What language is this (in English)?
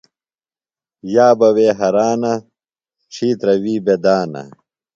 Phalura